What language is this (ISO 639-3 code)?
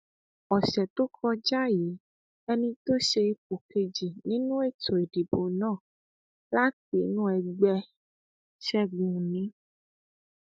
yor